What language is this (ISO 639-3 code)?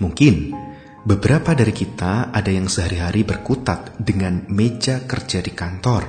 ind